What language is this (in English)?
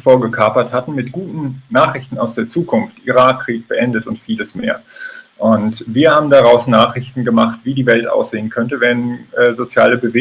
German